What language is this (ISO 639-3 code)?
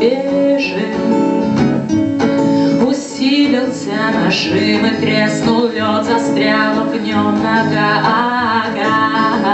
rus